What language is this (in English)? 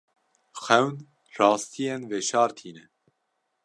Kurdish